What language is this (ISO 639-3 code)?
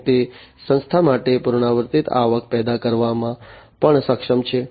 guj